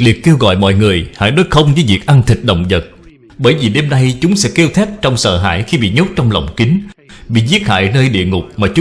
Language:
Vietnamese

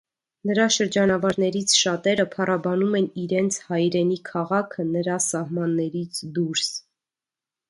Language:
Armenian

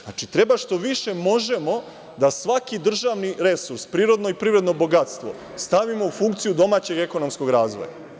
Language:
Serbian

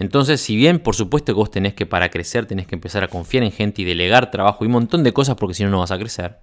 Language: Spanish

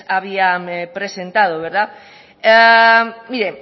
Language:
Spanish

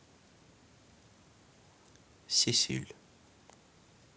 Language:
Russian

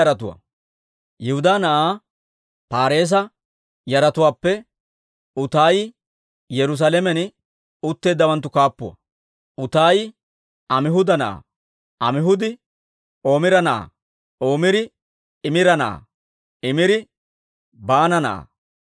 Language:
Dawro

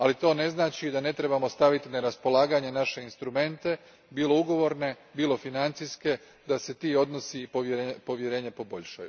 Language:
Croatian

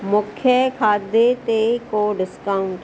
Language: Sindhi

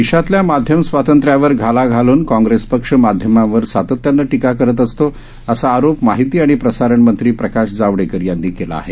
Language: Marathi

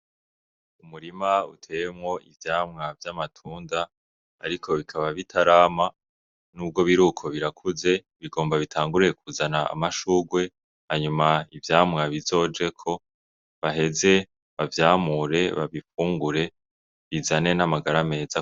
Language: Rundi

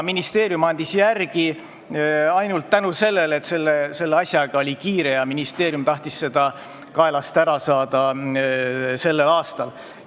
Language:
Estonian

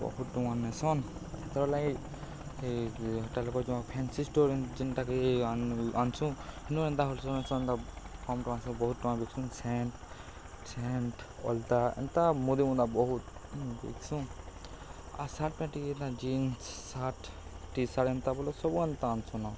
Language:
Odia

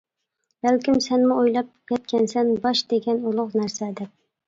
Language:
Uyghur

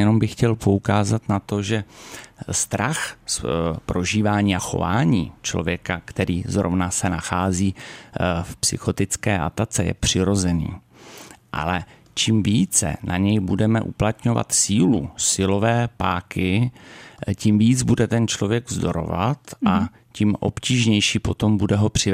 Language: Czech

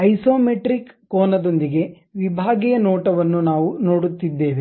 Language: Kannada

